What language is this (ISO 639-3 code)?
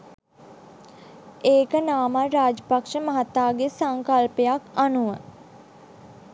sin